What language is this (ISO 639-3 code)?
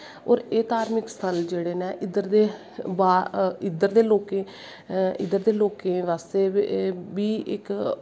doi